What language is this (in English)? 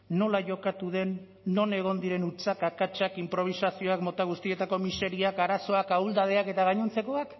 Basque